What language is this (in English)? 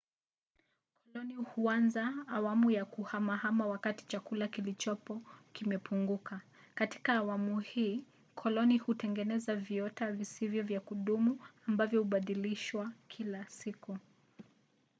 Swahili